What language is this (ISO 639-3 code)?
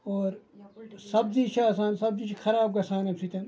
kas